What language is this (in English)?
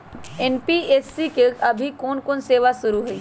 Magahi